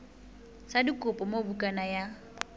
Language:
Southern Sotho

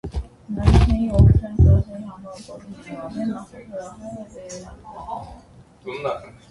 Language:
Armenian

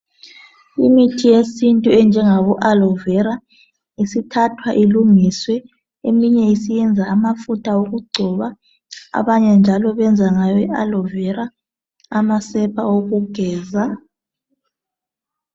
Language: North Ndebele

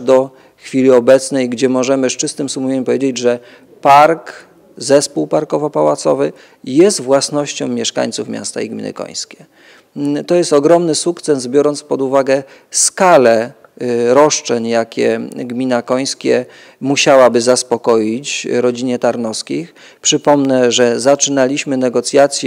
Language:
Polish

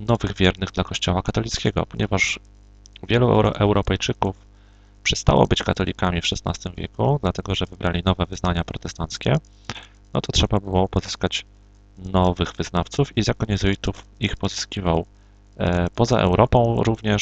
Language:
Polish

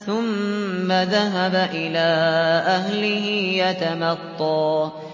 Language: Arabic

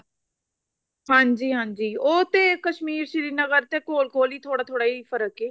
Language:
Punjabi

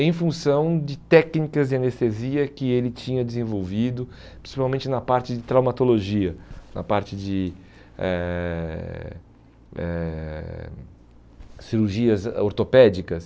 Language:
Portuguese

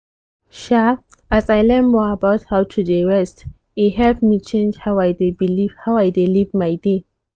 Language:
Nigerian Pidgin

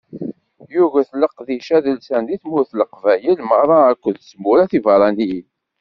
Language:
Kabyle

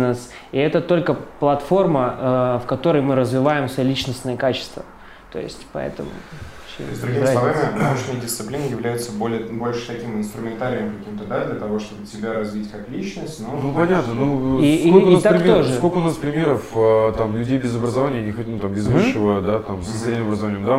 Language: Russian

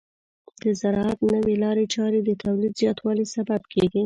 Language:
Pashto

